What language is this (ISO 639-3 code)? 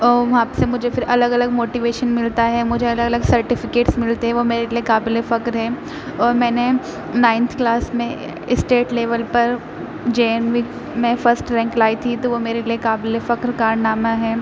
urd